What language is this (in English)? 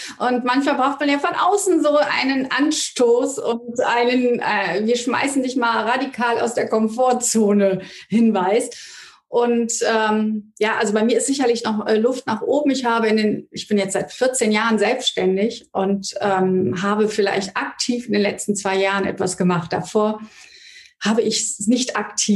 German